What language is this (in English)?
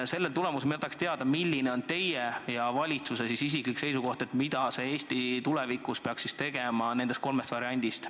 Estonian